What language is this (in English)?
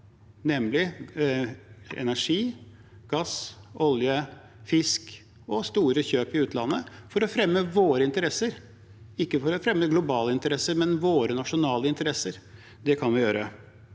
Norwegian